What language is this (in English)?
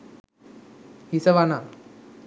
Sinhala